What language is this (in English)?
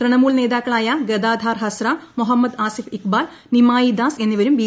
Malayalam